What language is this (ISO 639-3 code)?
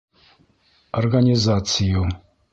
bak